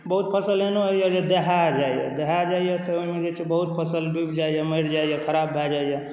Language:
Maithili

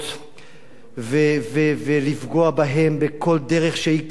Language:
Hebrew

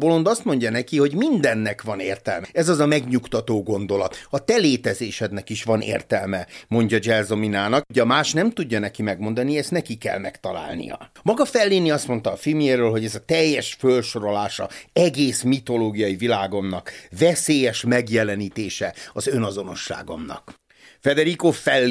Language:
Hungarian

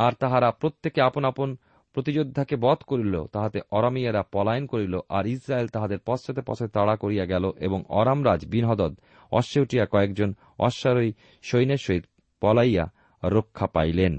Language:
Bangla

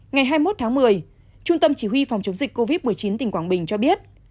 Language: Vietnamese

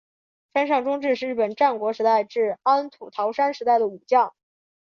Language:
Chinese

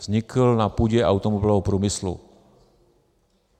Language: Czech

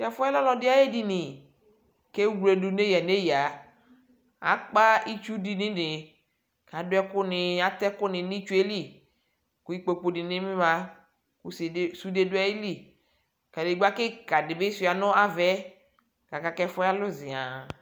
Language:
Ikposo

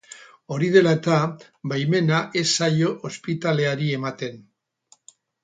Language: Basque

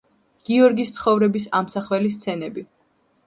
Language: Georgian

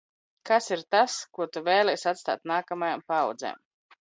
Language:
Latvian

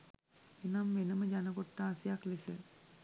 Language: Sinhala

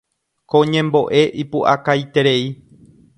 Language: Guarani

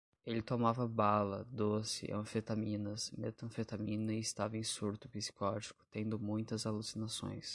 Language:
Portuguese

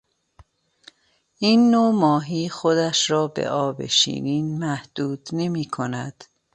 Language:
Persian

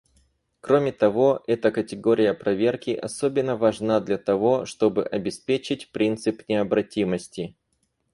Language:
Russian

